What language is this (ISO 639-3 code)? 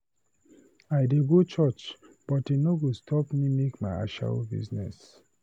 pcm